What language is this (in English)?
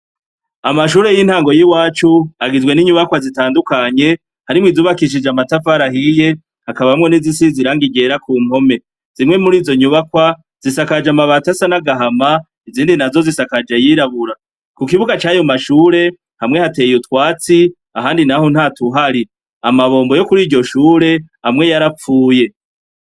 Rundi